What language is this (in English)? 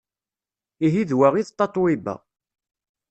Kabyle